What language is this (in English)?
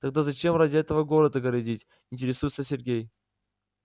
Russian